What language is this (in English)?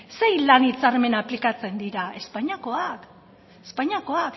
Basque